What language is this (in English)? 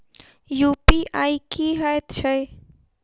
Maithili